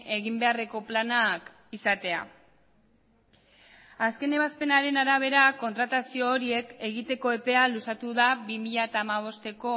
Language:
Basque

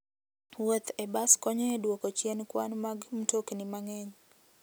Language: Luo (Kenya and Tanzania)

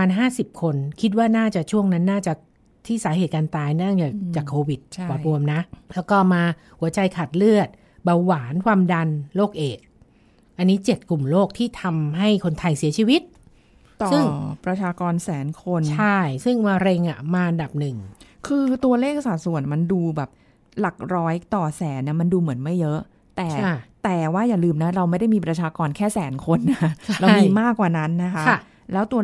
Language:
Thai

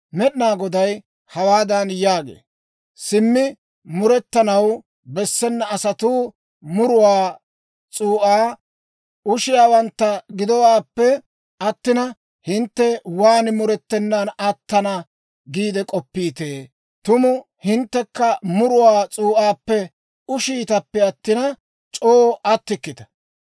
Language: Dawro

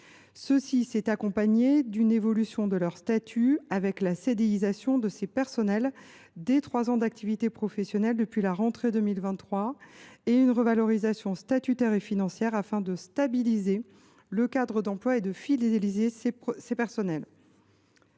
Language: French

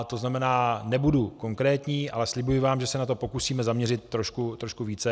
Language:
Czech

